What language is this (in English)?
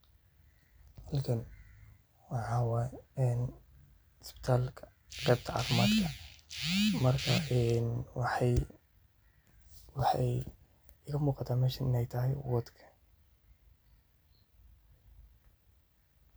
Somali